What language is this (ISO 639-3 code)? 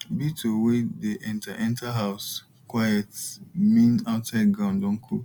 pcm